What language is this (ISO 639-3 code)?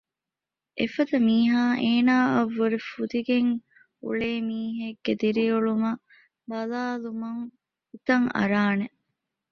div